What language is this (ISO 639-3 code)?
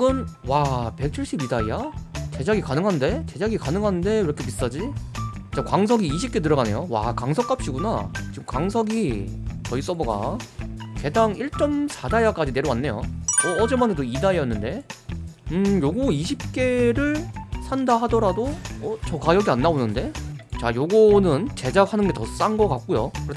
kor